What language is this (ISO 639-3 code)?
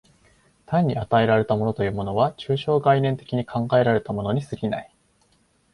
jpn